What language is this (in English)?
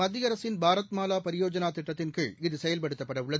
Tamil